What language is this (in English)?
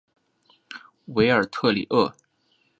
Chinese